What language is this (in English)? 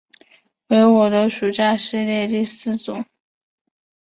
Chinese